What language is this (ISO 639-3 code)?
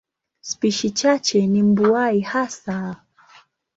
swa